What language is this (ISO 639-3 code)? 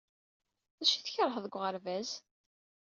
kab